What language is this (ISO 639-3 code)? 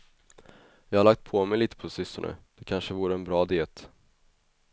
swe